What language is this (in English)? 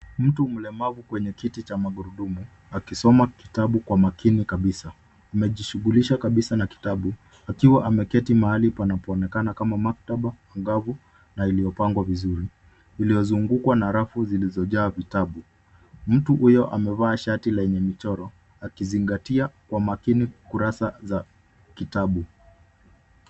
Swahili